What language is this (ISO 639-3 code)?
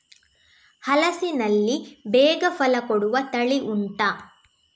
kan